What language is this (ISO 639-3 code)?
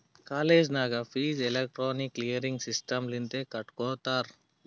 kan